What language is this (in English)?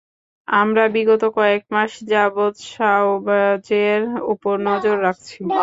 Bangla